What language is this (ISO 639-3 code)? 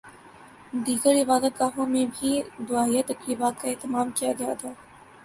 urd